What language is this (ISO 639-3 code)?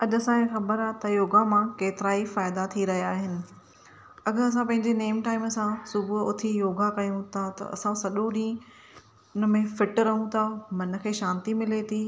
snd